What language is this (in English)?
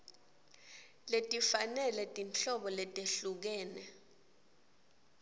Swati